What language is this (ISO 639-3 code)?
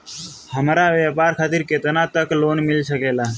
bho